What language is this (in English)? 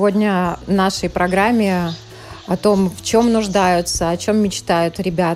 Russian